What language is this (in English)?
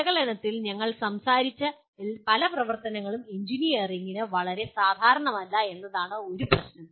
Malayalam